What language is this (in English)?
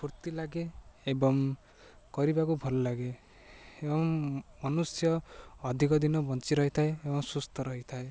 Odia